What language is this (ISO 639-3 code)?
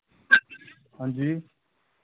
doi